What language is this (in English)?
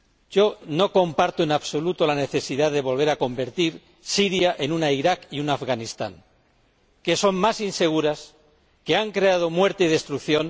Spanish